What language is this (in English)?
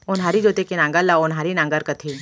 Chhattisgarhi